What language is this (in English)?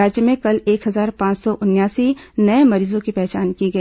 Hindi